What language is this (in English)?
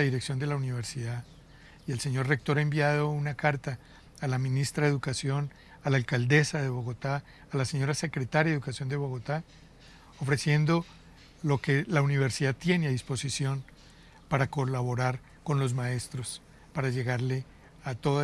Spanish